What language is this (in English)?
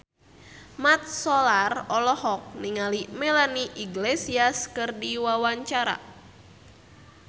Sundanese